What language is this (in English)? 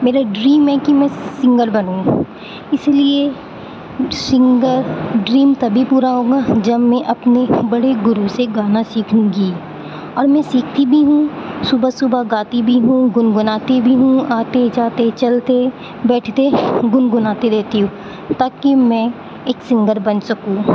Urdu